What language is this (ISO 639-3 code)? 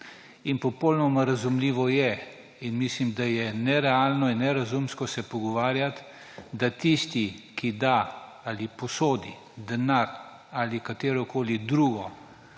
slv